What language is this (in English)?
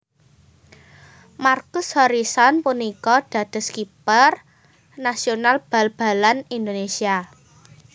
Javanese